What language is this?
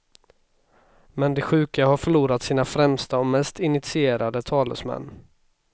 Swedish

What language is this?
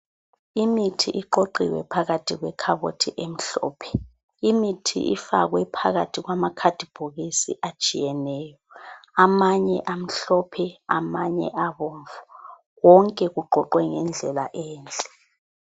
North Ndebele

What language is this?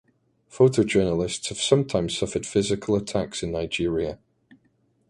English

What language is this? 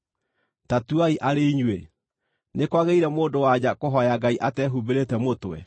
Kikuyu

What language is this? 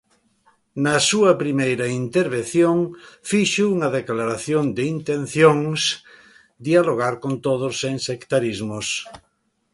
Galician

